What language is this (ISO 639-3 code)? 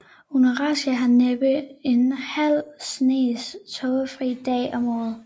dan